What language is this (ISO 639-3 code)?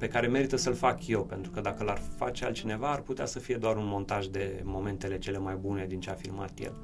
ron